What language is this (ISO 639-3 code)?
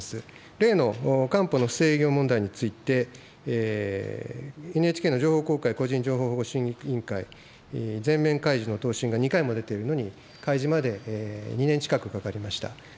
jpn